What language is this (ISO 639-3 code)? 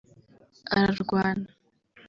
kin